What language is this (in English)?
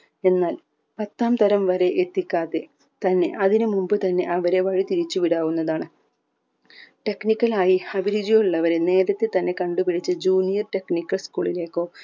Malayalam